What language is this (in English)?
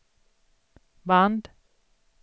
Swedish